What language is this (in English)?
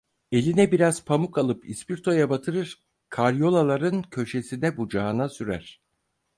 Turkish